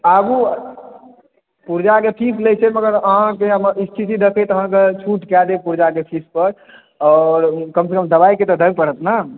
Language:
Maithili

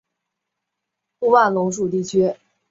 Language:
Chinese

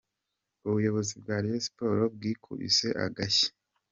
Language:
Kinyarwanda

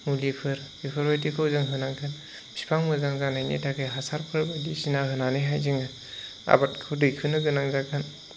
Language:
Bodo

